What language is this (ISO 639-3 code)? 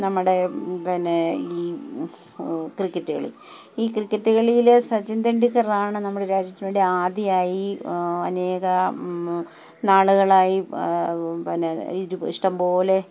mal